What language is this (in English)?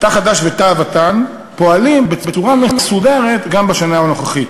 Hebrew